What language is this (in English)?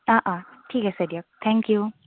Assamese